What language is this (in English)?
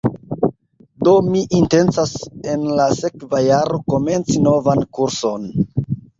Esperanto